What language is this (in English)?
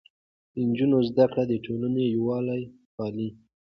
Pashto